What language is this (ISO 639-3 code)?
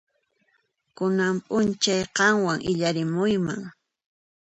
qxp